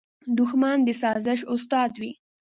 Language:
Pashto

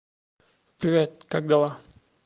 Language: Russian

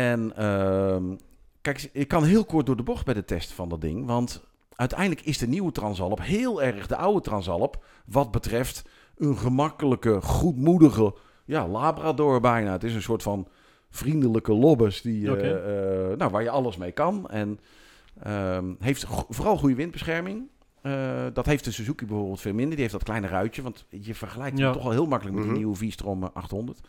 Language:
Dutch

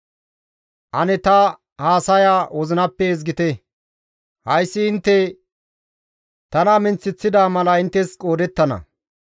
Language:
Gamo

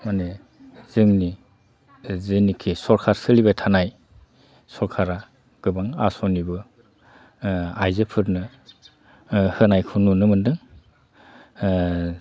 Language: Bodo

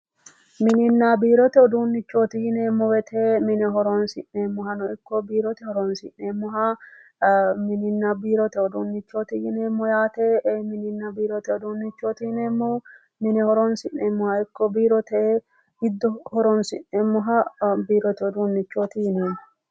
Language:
Sidamo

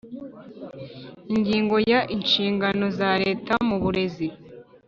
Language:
Kinyarwanda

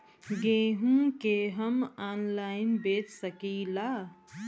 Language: Bhojpuri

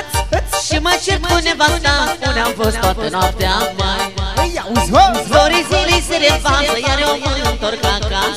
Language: Romanian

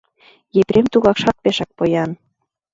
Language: Mari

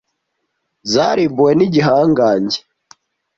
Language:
Kinyarwanda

